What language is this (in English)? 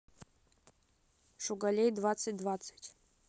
Russian